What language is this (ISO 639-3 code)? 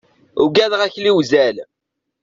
kab